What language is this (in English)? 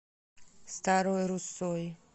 Russian